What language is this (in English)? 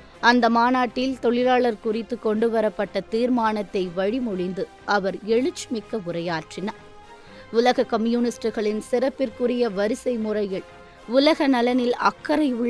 Tamil